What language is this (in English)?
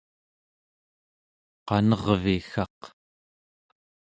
Central Yupik